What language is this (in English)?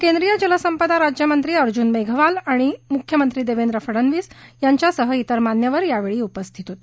Marathi